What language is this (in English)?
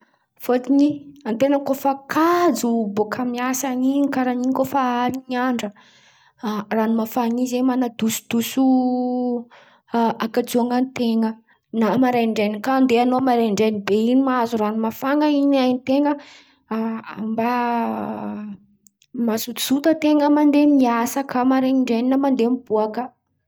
Antankarana Malagasy